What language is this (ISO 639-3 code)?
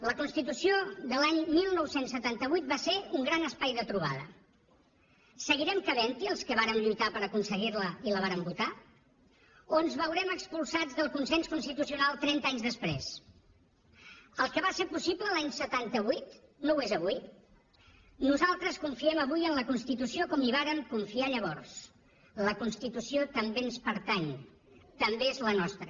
cat